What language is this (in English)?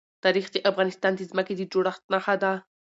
Pashto